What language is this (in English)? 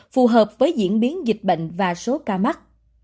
Vietnamese